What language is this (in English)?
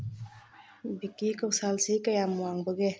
Manipuri